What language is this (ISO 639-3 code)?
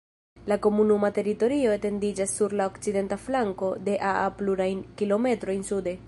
epo